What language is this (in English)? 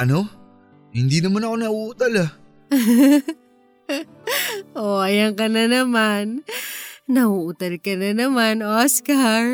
Filipino